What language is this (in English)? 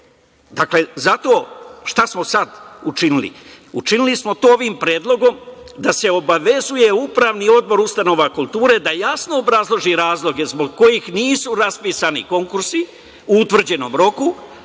Serbian